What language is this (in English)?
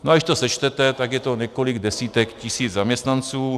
Czech